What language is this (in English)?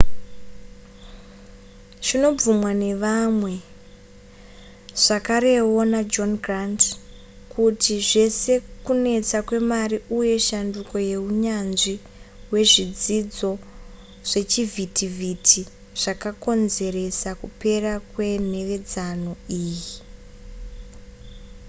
Shona